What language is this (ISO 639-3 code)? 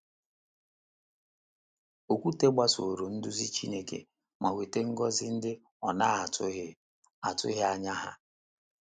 ibo